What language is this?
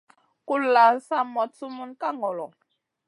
Masana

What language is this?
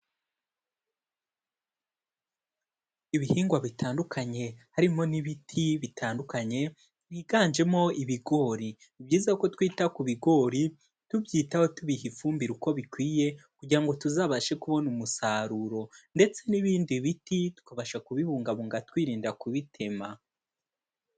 Kinyarwanda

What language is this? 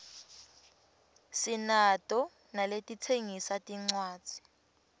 Swati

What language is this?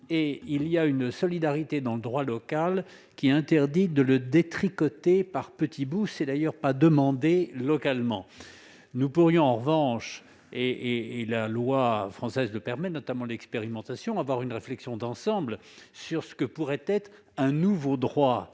French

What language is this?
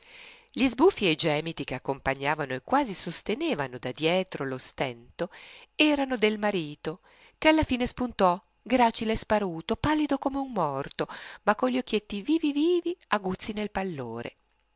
Italian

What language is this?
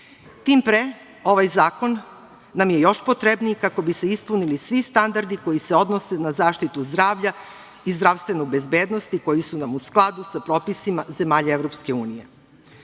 Serbian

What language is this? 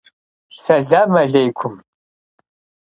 Kabardian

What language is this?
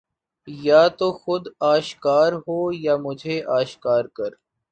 Urdu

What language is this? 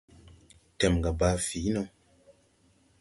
Tupuri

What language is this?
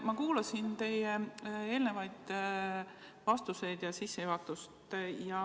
Estonian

